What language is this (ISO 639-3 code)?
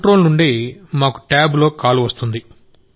tel